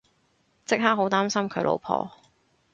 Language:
Cantonese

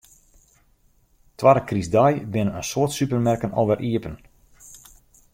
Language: Western Frisian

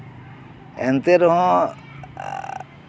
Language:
Santali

